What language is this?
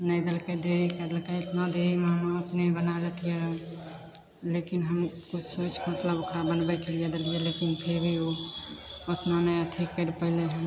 Maithili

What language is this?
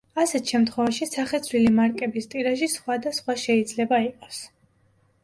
Georgian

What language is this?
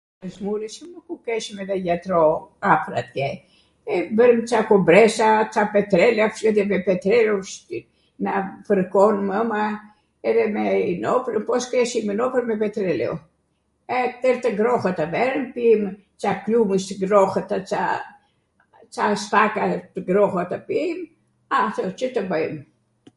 Arvanitika Albanian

